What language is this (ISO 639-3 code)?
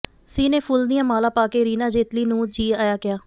pan